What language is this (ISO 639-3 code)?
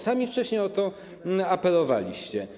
pol